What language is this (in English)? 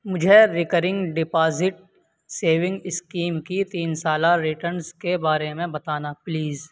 Urdu